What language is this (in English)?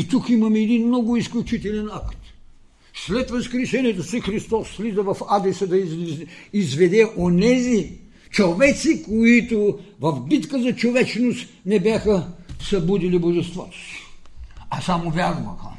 Bulgarian